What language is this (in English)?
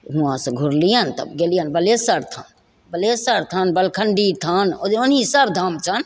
Maithili